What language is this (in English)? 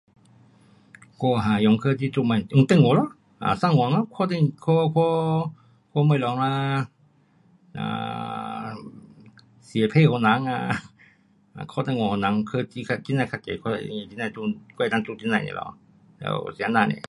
Pu-Xian Chinese